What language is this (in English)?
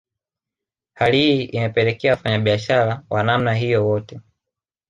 Swahili